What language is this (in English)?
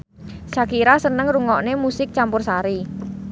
Javanese